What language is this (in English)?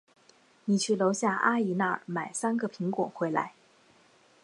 Chinese